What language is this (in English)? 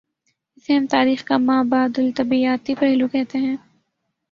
Urdu